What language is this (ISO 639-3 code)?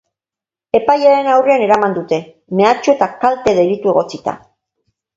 eus